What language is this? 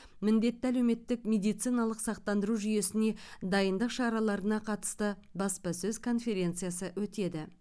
Kazakh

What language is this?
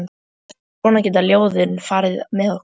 Icelandic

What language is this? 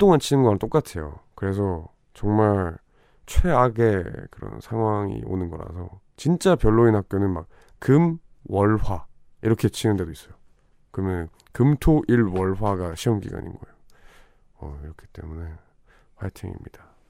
Korean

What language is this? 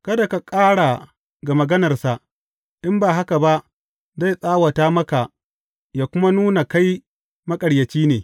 Hausa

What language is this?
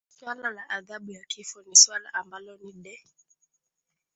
Swahili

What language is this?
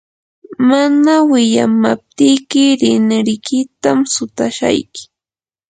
Yanahuanca Pasco Quechua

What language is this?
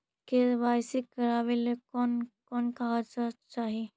Magahi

